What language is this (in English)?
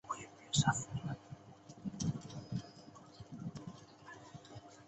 Chinese